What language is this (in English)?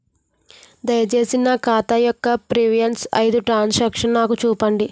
Telugu